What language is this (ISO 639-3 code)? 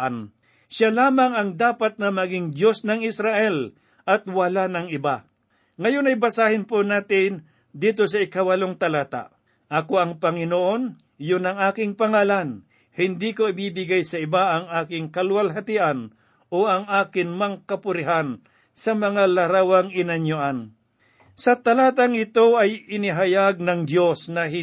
fil